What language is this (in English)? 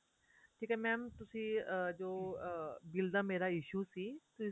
Punjabi